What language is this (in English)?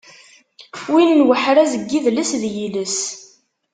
Kabyle